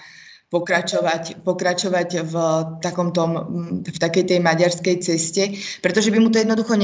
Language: Slovak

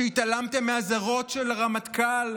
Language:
Hebrew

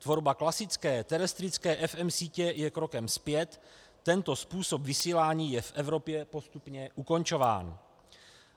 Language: Czech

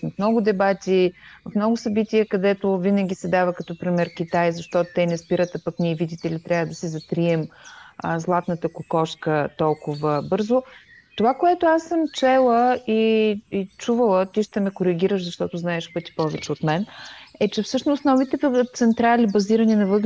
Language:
Bulgarian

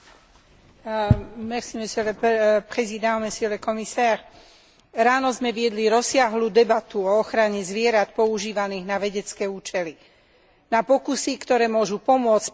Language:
Slovak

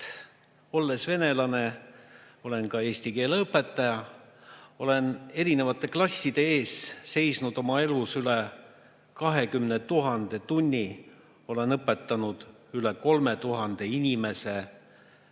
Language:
Estonian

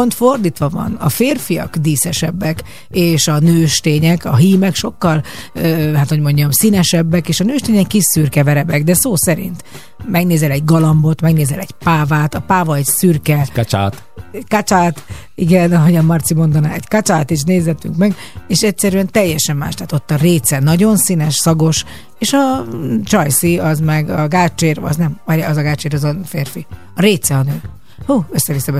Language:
Hungarian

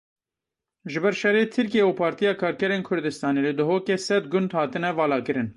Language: Kurdish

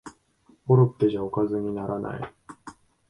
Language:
Japanese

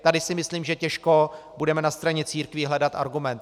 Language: Czech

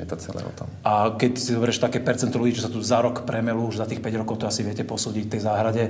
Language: Slovak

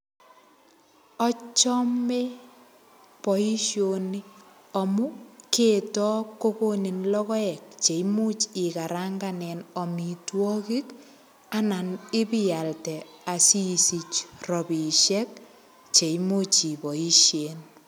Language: Kalenjin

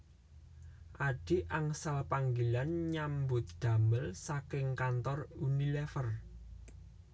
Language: Javanese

